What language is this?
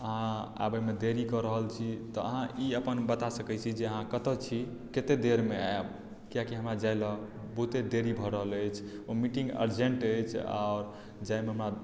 Maithili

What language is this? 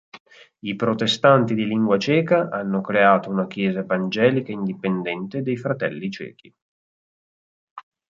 Italian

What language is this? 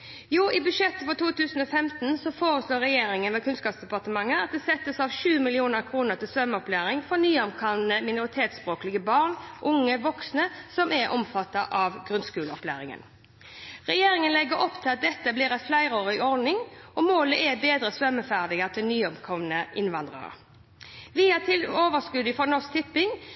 Norwegian Bokmål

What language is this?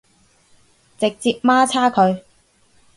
Cantonese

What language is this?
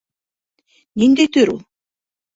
Bashkir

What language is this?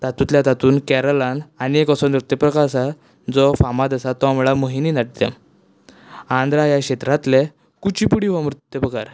Konkani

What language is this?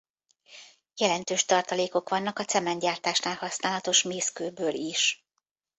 Hungarian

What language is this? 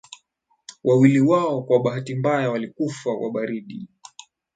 Swahili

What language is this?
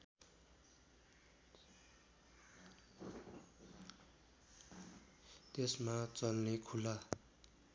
Nepali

